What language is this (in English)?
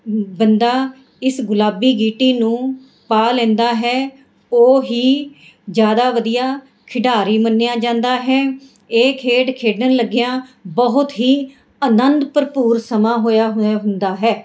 Punjabi